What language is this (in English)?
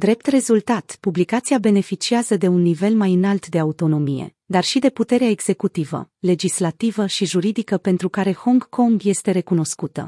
Romanian